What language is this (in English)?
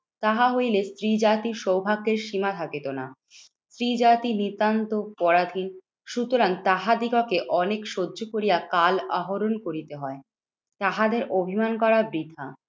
Bangla